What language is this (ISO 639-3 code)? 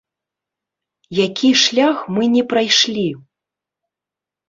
bel